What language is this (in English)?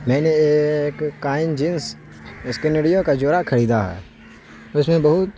Urdu